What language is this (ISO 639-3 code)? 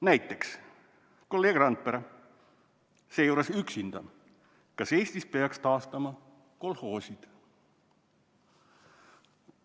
est